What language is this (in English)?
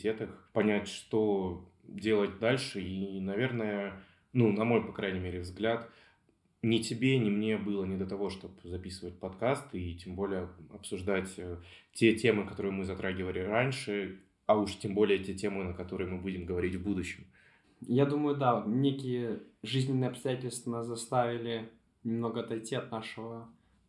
Russian